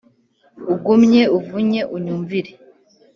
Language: Kinyarwanda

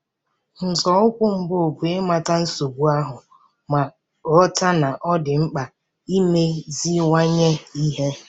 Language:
Igbo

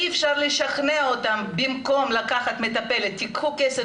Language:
Hebrew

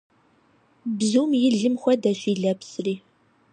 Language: Kabardian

